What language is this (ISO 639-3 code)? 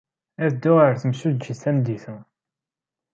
kab